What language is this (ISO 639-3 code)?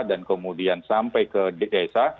ind